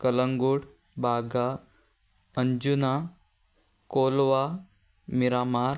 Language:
Konkani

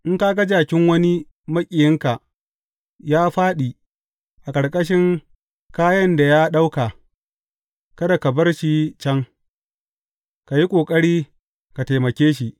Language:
Hausa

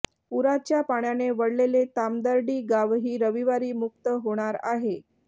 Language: Marathi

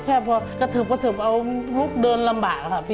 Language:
Thai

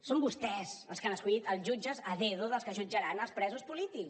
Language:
Catalan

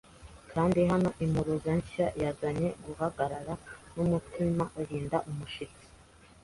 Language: Kinyarwanda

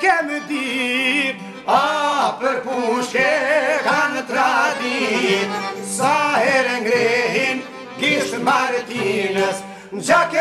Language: Romanian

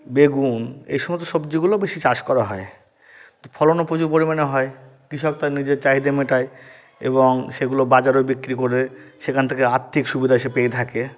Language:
Bangla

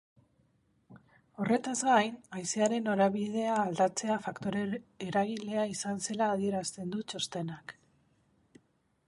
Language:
Basque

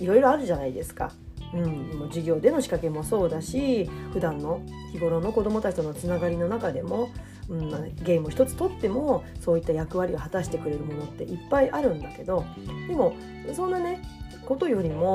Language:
Japanese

